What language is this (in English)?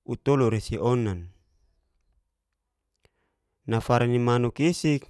Geser-Gorom